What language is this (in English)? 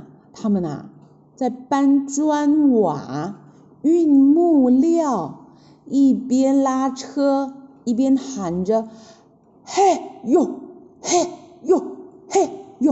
Chinese